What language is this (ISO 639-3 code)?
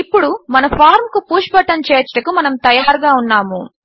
tel